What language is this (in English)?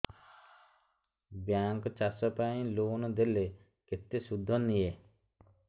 Odia